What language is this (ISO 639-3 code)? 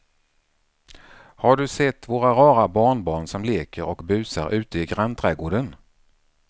swe